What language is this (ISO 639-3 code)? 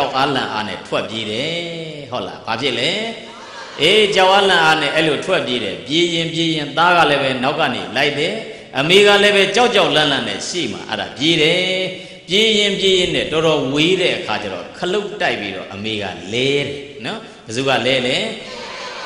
ind